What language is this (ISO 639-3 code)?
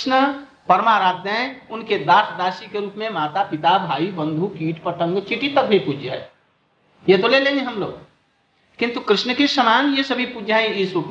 hin